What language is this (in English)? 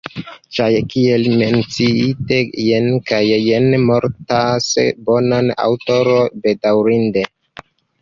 Esperanto